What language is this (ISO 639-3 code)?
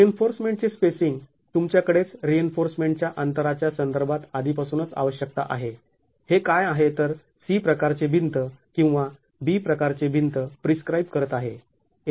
mar